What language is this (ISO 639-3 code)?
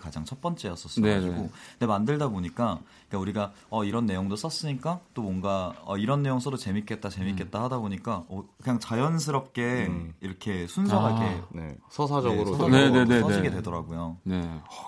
kor